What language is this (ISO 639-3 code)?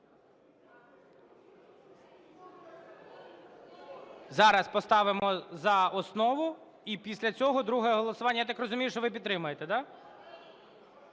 ukr